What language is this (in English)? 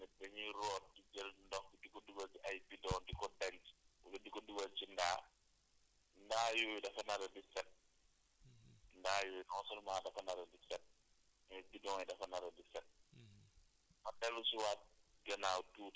Wolof